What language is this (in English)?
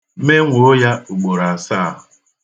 Igbo